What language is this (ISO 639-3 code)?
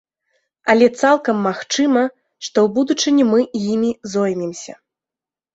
bel